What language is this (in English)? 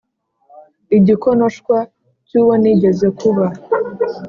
Kinyarwanda